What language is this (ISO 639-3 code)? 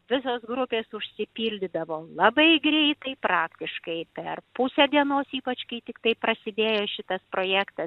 lit